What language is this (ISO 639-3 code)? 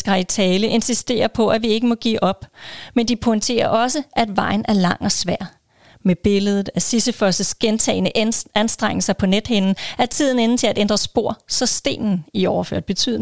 dan